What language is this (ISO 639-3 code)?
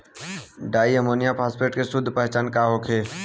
bho